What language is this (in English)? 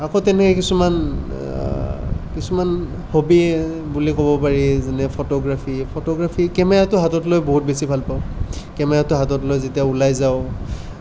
Assamese